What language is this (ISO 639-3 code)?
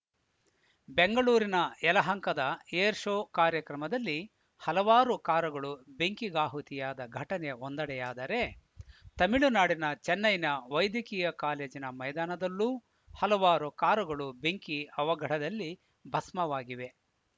kan